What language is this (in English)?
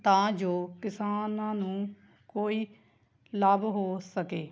Punjabi